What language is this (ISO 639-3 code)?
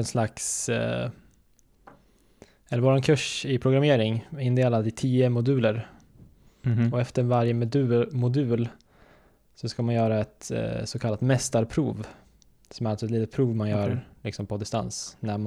swe